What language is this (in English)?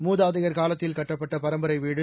Tamil